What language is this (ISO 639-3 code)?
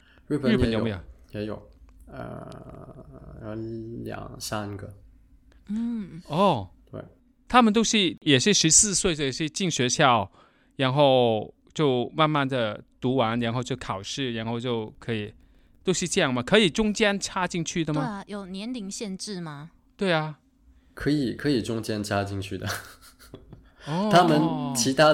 zho